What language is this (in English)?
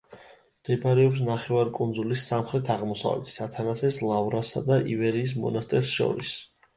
Georgian